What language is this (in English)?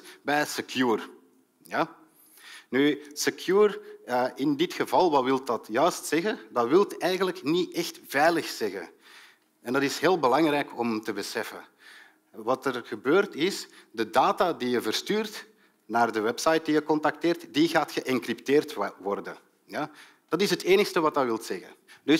Dutch